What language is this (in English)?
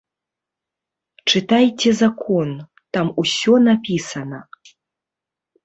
Belarusian